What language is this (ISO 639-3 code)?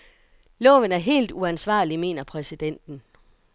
dan